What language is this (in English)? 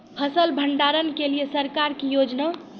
Maithili